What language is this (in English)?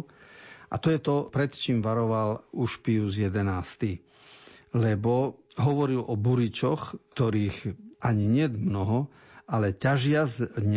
Slovak